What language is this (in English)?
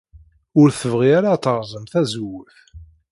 Kabyle